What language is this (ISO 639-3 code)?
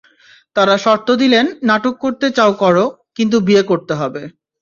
ben